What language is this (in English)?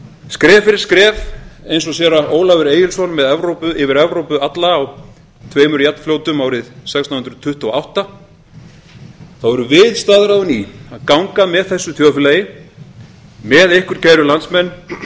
Icelandic